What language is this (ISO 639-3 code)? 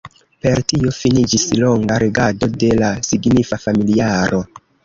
epo